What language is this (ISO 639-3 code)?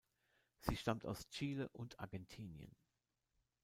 deu